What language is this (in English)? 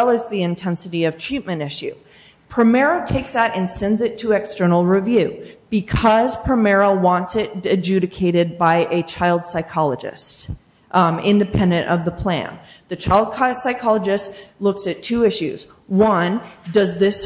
English